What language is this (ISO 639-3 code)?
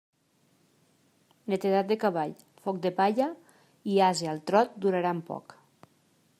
cat